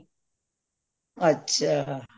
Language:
Punjabi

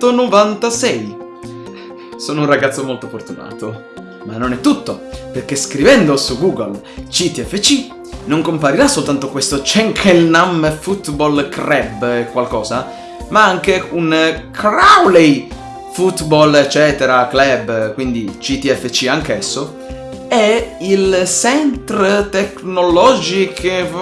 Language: Italian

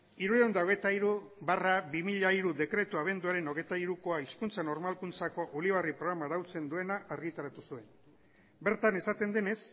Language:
Basque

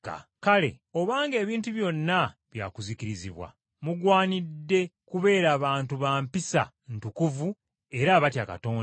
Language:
Ganda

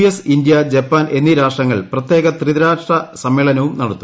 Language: Malayalam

